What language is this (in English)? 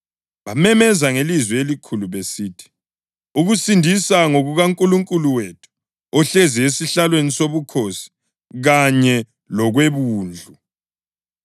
North Ndebele